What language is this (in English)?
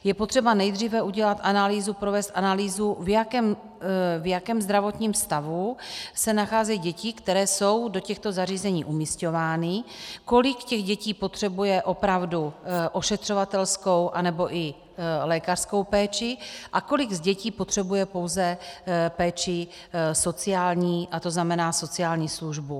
Czech